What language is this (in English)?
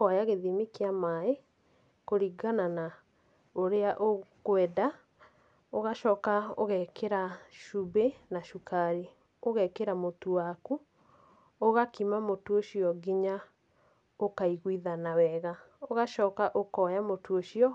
Kikuyu